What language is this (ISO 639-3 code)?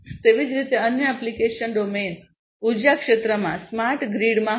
guj